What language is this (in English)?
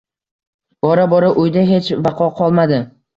Uzbek